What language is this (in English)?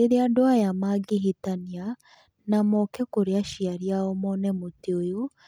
Kikuyu